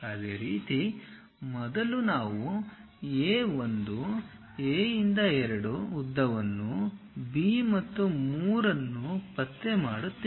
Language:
Kannada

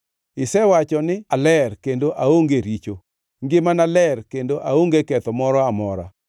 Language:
Luo (Kenya and Tanzania)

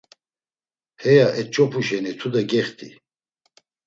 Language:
Laz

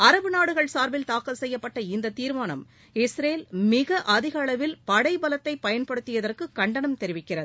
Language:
Tamil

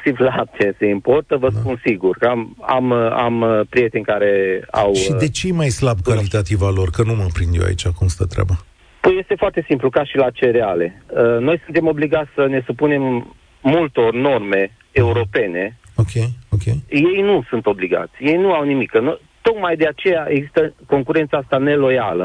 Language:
Romanian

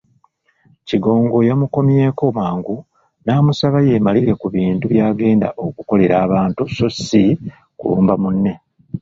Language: Ganda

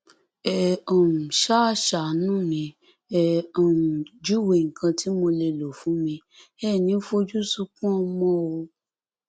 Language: Yoruba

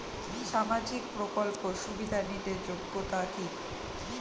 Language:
Bangla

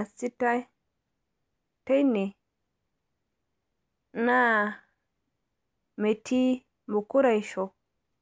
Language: Masai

